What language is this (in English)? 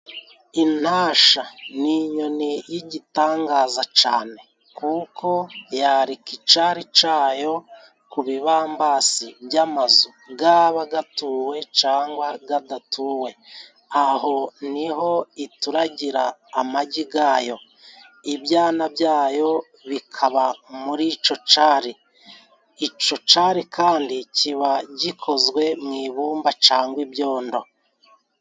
Kinyarwanda